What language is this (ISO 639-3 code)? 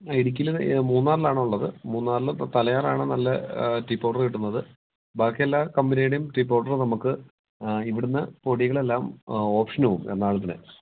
mal